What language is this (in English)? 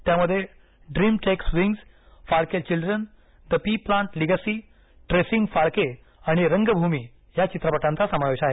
Marathi